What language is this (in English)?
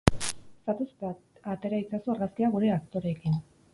Basque